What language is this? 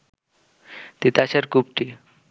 Bangla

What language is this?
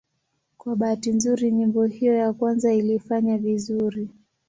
Swahili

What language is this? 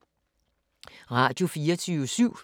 Danish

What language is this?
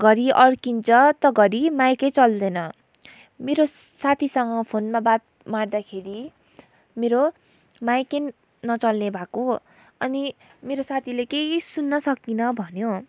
Nepali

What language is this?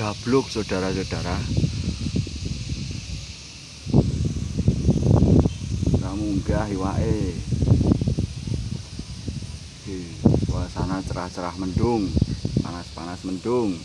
Indonesian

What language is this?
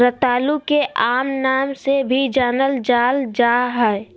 Magahi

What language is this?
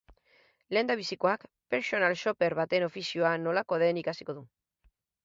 Basque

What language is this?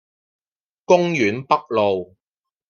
Cantonese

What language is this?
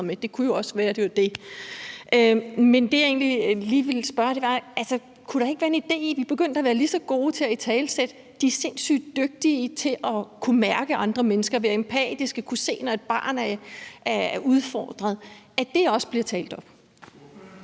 Danish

